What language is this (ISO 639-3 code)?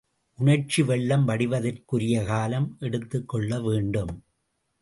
tam